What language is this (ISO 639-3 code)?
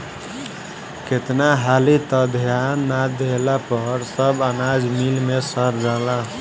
bho